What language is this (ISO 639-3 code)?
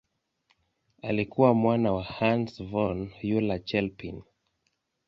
swa